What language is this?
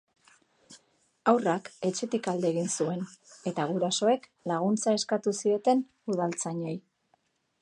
Basque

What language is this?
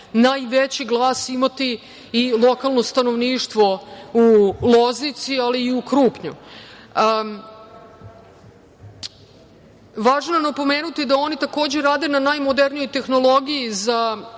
Serbian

